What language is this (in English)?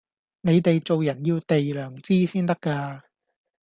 Cantonese